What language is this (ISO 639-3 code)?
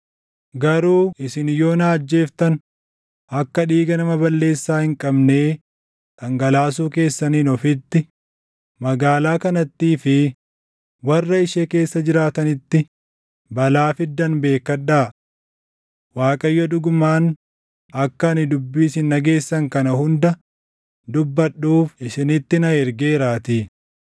orm